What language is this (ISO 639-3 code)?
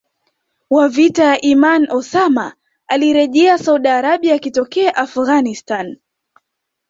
swa